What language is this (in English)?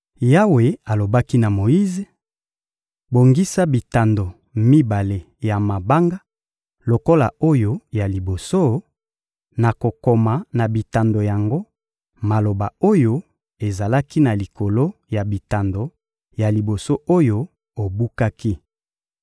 Lingala